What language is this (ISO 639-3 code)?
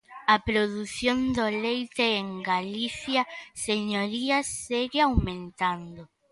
glg